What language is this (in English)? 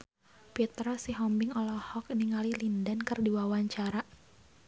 Sundanese